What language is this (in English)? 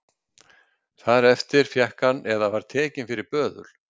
Icelandic